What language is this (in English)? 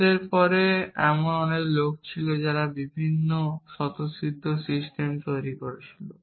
Bangla